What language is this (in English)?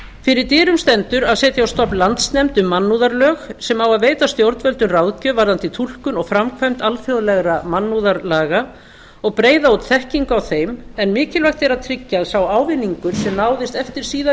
Icelandic